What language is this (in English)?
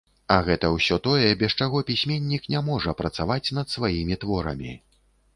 Belarusian